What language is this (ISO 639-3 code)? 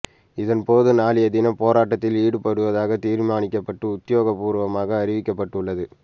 tam